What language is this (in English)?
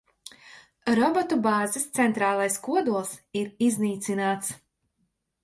Latvian